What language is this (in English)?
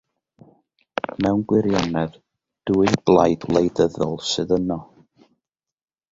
Welsh